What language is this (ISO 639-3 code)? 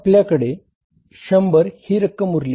mar